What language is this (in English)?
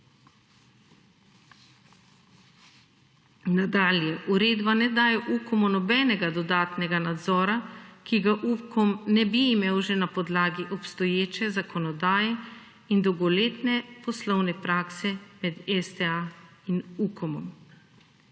Slovenian